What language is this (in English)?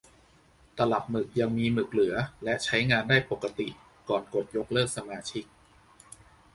Thai